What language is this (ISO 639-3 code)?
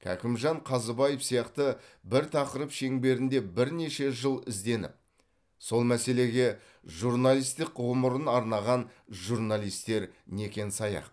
kaz